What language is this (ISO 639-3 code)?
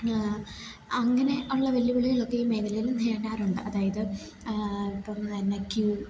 mal